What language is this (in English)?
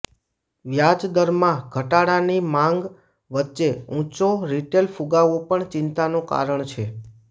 Gujarati